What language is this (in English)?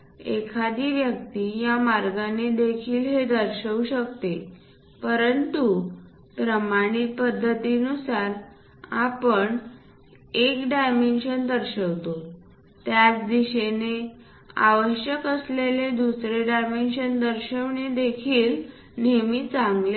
Marathi